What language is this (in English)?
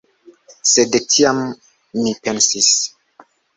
Esperanto